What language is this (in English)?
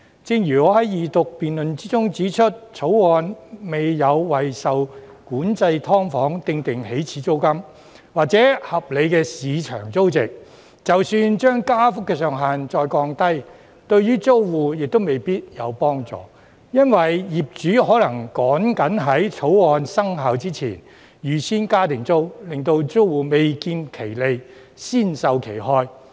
Cantonese